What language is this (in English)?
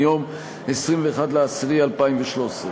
Hebrew